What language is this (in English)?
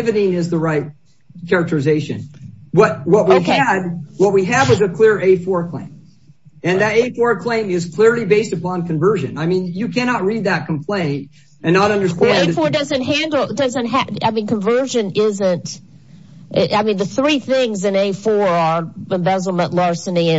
English